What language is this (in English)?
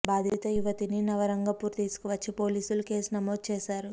Telugu